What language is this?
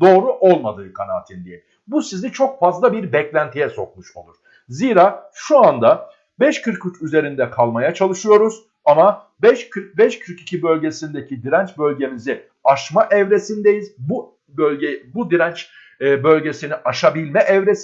Turkish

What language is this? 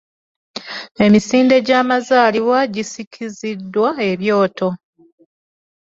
Ganda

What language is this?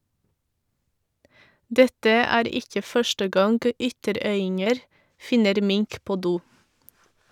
Norwegian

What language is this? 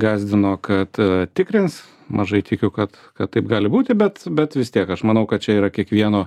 Lithuanian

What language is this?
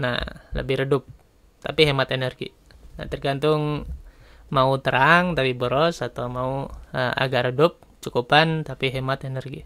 Indonesian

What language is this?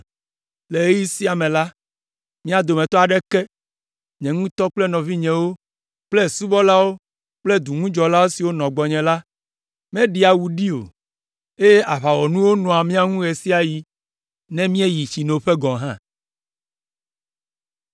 Ewe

